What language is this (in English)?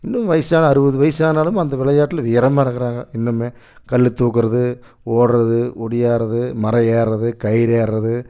Tamil